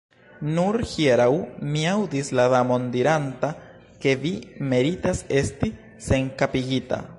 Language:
Esperanto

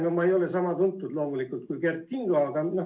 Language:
Estonian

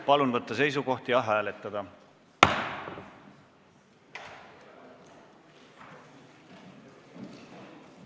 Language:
Estonian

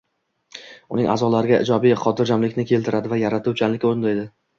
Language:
Uzbek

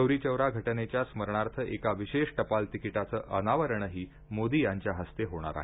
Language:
Marathi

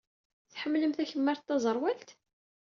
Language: Kabyle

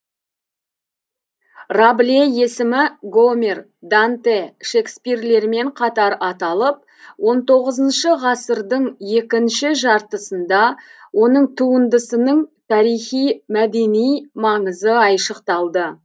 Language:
Kazakh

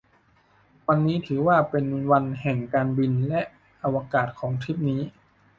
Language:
Thai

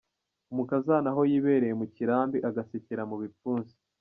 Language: Kinyarwanda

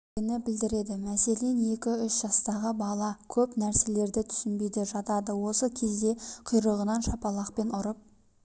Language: Kazakh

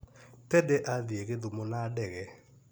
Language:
Kikuyu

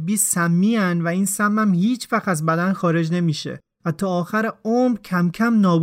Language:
Persian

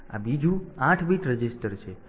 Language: Gujarati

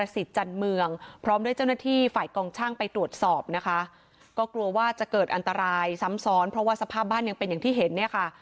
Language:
Thai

